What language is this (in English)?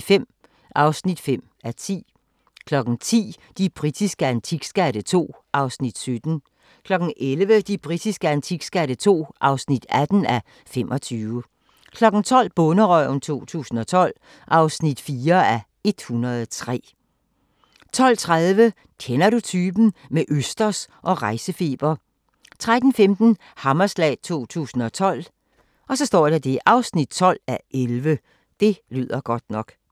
Danish